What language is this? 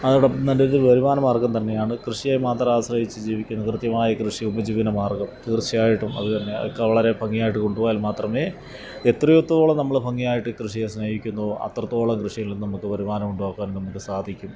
Malayalam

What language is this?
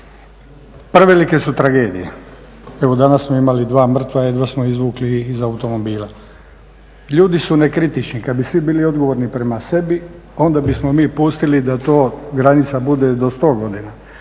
Croatian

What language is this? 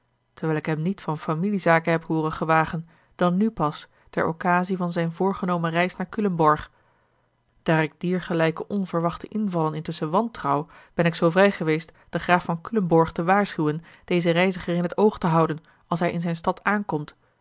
Dutch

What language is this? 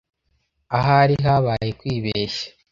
Kinyarwanda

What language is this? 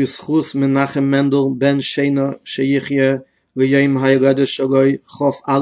Hebrew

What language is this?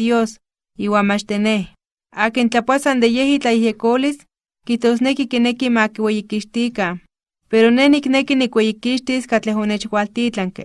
Spanish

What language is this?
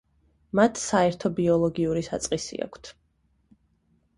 Georgian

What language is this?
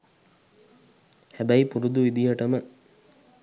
Sinhala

